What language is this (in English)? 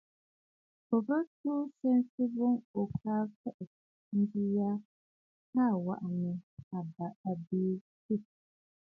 Bafut